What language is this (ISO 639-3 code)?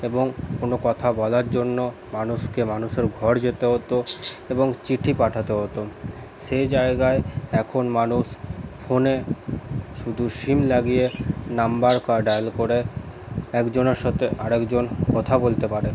ben